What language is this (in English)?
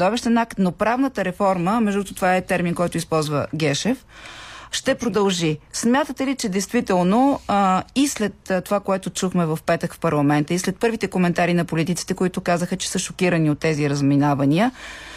Bulgarian